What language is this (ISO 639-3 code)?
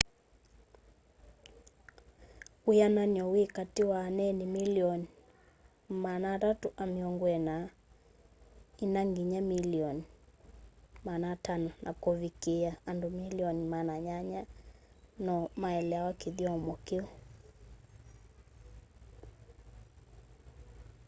kam